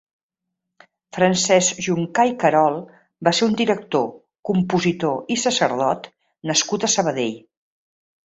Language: Catalan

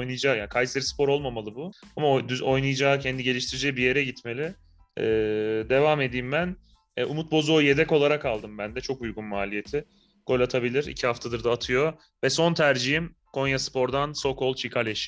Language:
Turkish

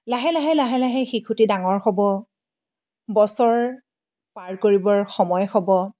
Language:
Assamese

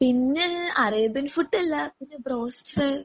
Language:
Malayalam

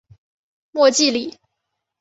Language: Chinese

